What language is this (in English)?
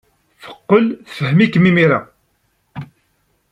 Kabyle